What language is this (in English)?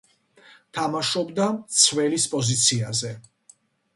Georgian